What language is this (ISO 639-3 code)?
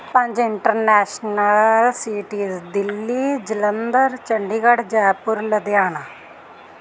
pan